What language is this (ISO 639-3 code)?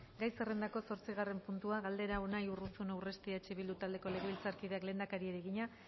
eus